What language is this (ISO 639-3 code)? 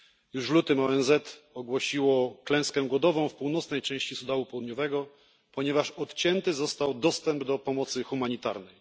pol